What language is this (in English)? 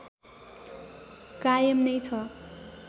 Nepali